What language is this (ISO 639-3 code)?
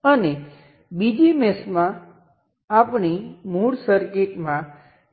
guj